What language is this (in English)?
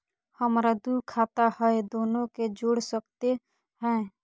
Magahi